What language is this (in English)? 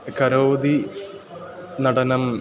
Sanskrit